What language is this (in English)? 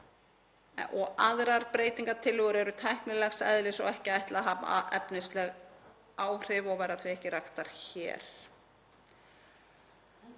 Icelandic